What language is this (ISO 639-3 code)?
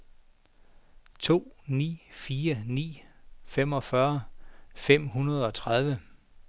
dan